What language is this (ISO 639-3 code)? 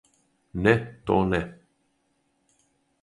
srp